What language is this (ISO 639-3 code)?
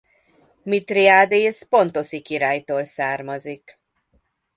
hun